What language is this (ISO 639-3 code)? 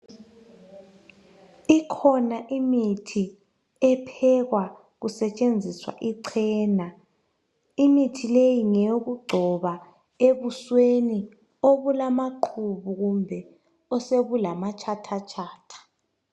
nde